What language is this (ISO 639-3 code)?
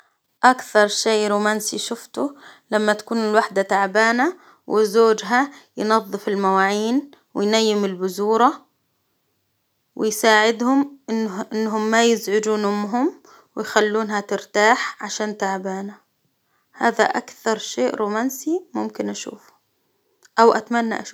acw